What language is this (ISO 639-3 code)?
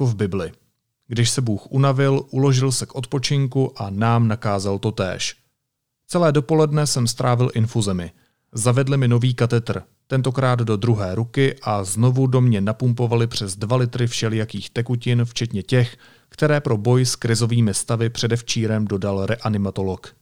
ces